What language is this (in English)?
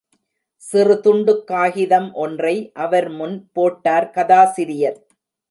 Tamil